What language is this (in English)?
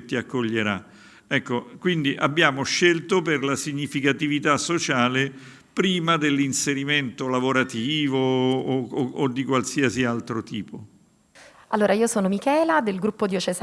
Italian